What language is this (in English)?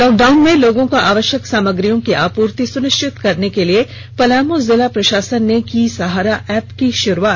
Hindi